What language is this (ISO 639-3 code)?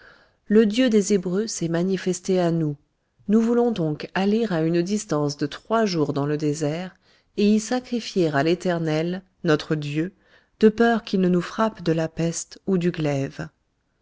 fra